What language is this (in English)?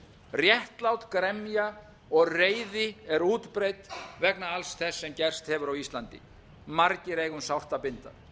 Icelandic